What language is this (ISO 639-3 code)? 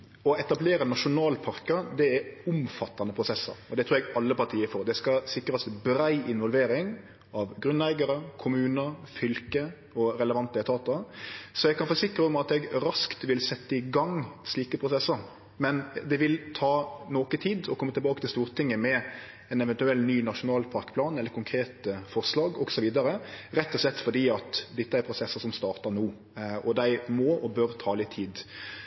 nno